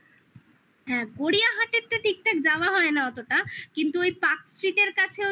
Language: Bangla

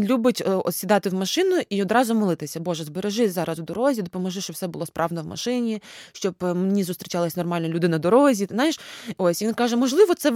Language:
Ukrainian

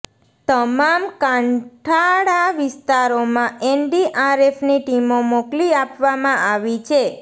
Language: Gujarati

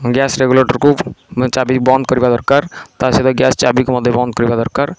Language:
Odia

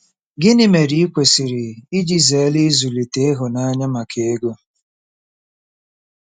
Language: Igbo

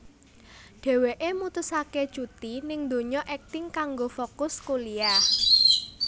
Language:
Javanese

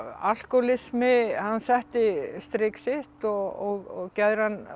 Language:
Icelandic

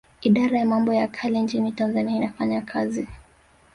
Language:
Swahili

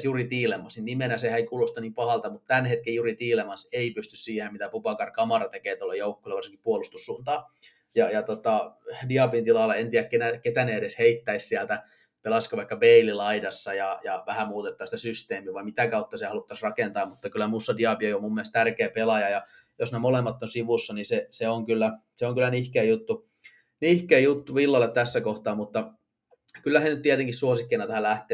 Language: Finnish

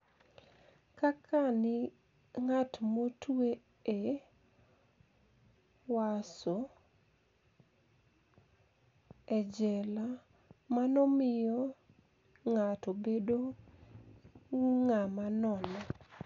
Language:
Luo (Kenya and Tanzania)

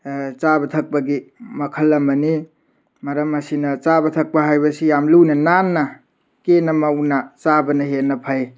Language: Manipuri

